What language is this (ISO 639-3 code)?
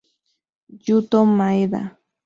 spa